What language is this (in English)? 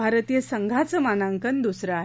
Marathi